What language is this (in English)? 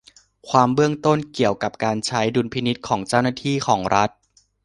Thai